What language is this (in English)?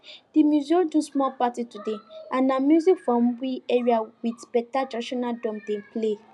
Nigerian Pidgin